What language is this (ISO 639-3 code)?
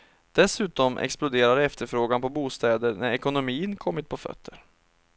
swe